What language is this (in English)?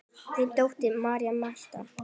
Icelandic